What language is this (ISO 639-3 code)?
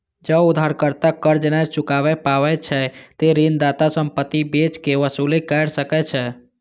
mai